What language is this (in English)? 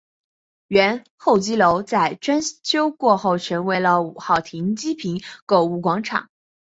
Chinese